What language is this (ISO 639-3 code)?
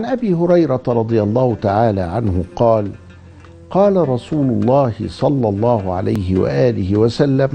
ara